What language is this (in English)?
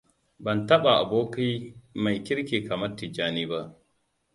Hausa